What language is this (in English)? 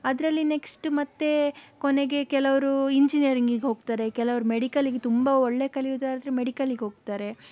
Kannada